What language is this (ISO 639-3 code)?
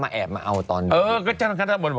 tha